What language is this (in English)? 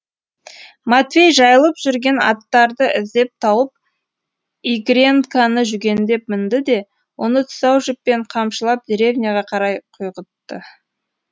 Kazakh